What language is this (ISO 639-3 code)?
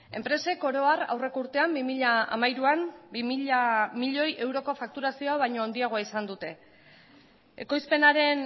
eus